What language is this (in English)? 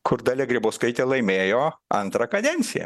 Lithuanian